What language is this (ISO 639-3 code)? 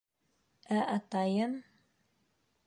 bak